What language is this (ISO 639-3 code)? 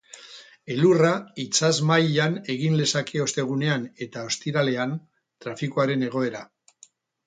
eus